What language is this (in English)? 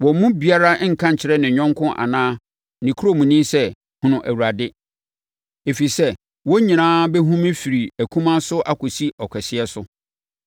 Akan